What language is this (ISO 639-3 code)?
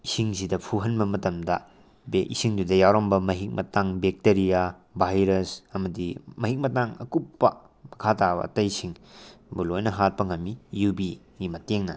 mni